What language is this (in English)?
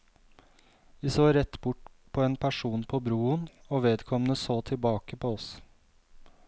Norwegian